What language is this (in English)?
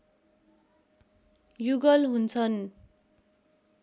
Nepali